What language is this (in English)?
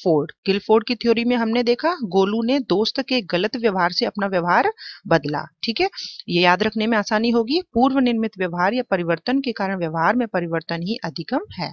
Hindi